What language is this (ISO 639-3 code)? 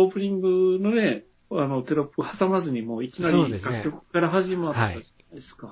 jpn